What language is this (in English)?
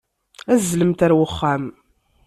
Kabyle